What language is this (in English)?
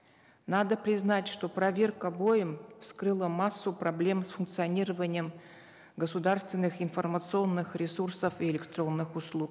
Kazakh